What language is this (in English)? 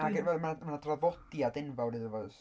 Welsh